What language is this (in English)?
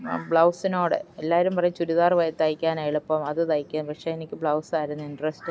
Malayalam